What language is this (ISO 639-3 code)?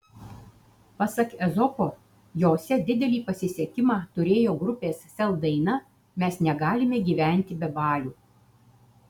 lit